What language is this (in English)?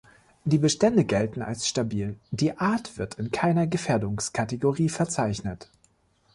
German